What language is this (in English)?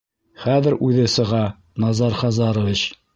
Bashkir